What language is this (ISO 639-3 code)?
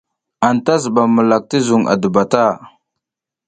giz